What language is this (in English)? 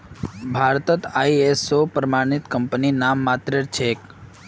Magahi